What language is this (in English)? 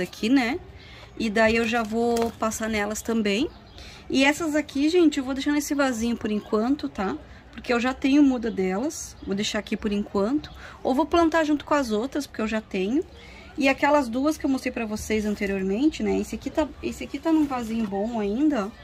Portuguese